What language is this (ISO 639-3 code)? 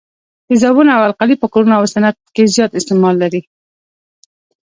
pus